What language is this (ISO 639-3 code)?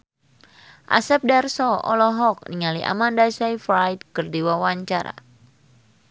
sun